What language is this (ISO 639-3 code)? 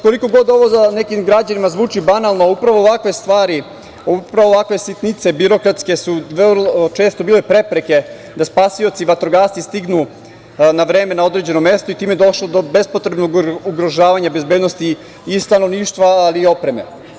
srp